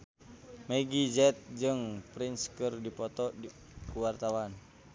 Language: Sundanese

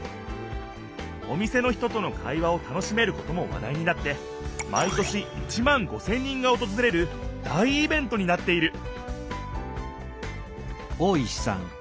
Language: Japanese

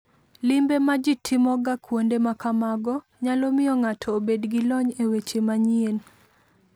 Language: Luo (Kenya and Tanzania)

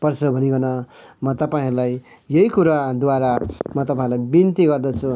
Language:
Nepali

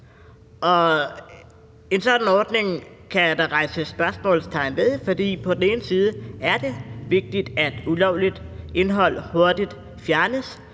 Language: Danish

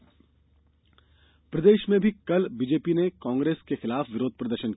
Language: Hindi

